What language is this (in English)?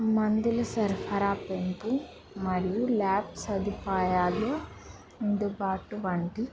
Telugu